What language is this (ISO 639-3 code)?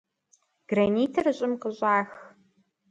kbd